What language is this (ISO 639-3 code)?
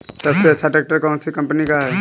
hin